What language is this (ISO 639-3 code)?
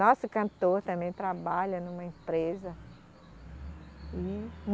por